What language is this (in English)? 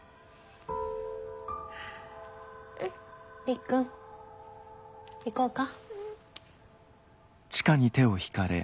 Japanese